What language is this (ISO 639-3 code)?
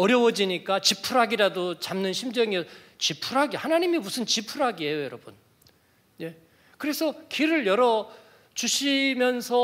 kor